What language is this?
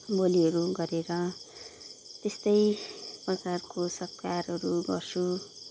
Nepali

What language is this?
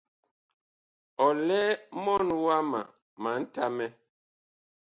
Bakoko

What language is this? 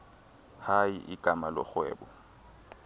Xhosa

